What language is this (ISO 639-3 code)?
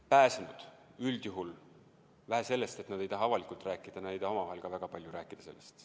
est